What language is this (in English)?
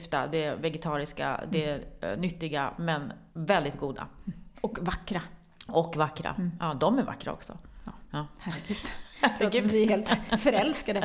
Swedish